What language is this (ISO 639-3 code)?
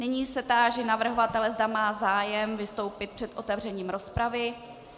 ces